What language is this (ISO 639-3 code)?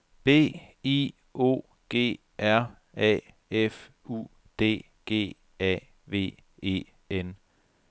dan